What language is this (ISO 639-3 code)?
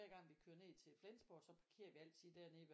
dan